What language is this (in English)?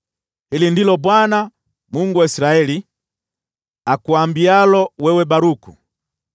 Swahili